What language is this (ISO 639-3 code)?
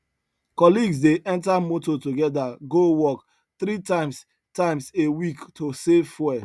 pcm